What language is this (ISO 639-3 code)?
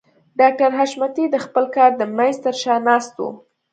pus